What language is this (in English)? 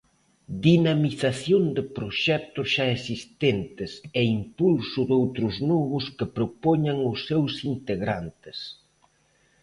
Galician